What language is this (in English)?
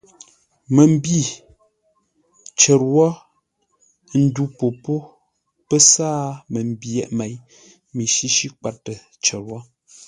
Ngombale